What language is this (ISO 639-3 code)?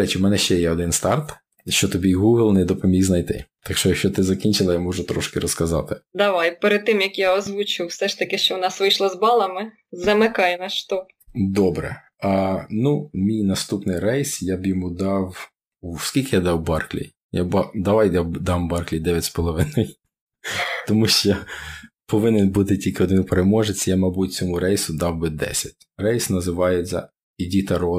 ukr